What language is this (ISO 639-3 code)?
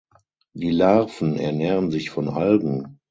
deu